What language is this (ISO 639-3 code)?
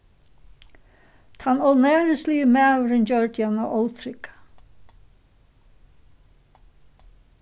fao